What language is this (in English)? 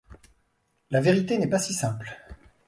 French